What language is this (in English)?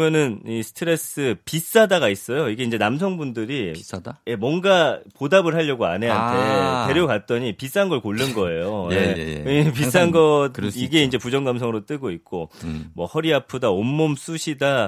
Korean